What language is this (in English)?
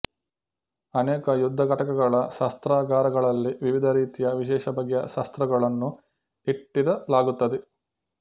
Kannada